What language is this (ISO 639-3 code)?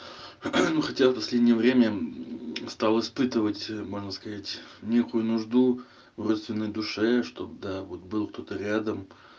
rus